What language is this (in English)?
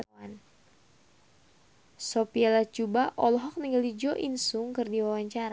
Sundanese